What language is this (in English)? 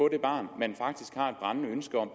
Danish